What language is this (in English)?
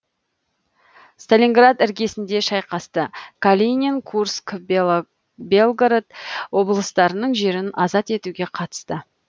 Kazakh